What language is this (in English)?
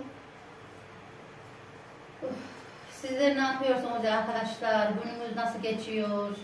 Turkish